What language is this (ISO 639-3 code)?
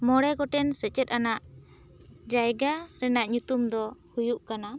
sat